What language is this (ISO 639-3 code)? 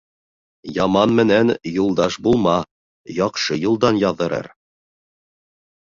bak